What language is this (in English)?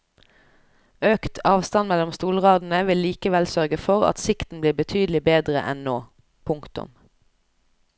Norwegian